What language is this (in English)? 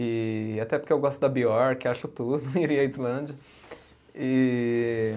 Portuguese